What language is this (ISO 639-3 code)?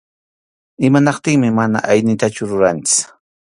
qxu